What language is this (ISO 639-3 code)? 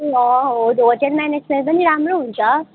nep